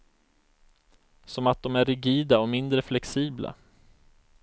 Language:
Swedish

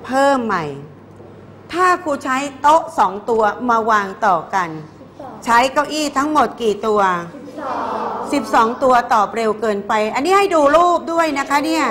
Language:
Thai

